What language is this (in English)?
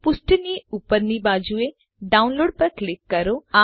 Gujarati